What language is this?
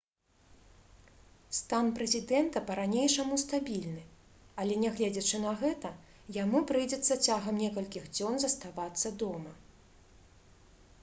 Belarusian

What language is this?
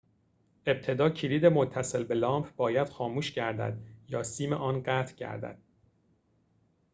Persian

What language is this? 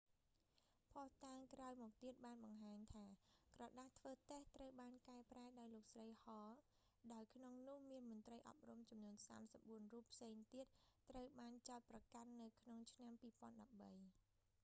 Khmer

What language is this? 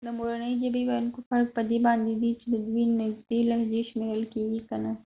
Pashto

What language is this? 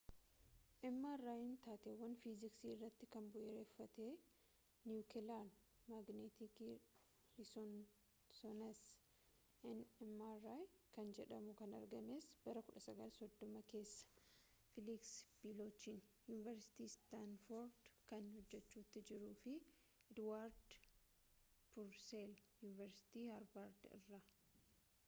Oromo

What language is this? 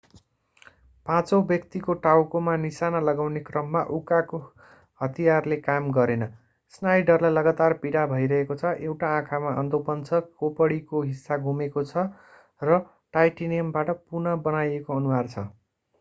Nepali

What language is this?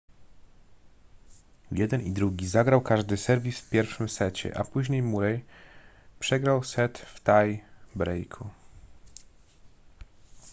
Polish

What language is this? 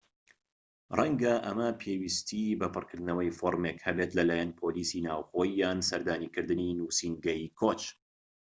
Central Kurdish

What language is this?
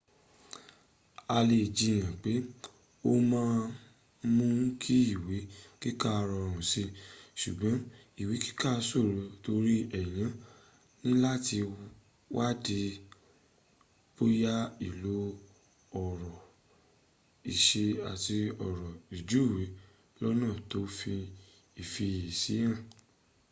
Yoruba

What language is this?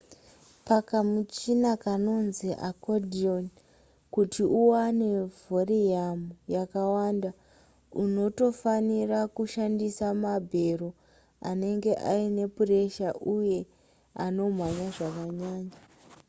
Shona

